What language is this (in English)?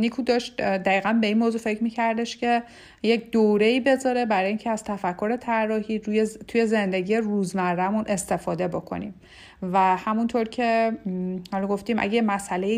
Persian